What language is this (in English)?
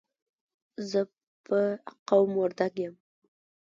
Pashto